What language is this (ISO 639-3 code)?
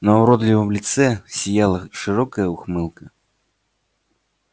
rus